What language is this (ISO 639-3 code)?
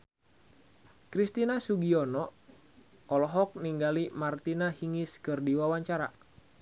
sun